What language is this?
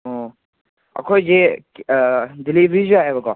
Manipuri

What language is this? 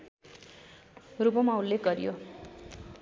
Nepali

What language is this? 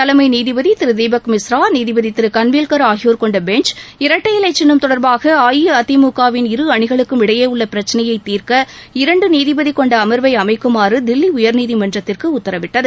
Tamil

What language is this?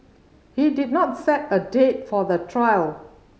English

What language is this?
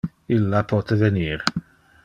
Interlingua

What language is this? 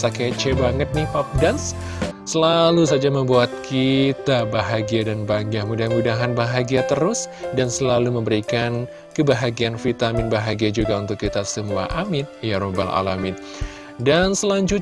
Indonesian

